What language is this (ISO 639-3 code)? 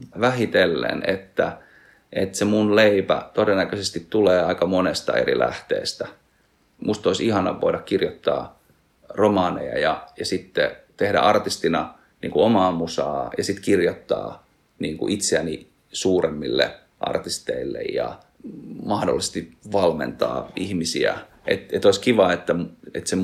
fin